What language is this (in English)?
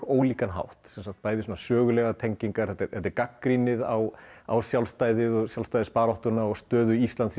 Icelandic